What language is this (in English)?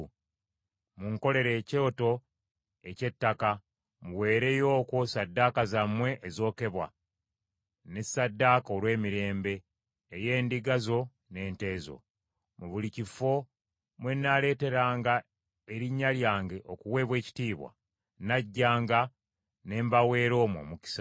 Ganda